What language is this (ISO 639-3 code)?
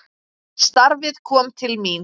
isl